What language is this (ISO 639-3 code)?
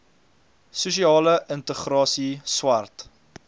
afr